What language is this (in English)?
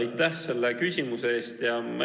Estonian